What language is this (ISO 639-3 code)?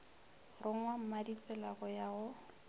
nso